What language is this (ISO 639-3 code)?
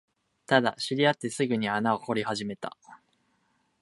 jpn